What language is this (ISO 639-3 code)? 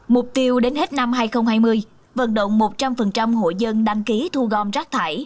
vie